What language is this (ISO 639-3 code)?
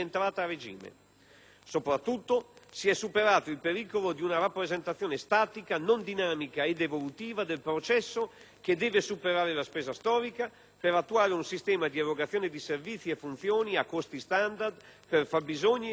ita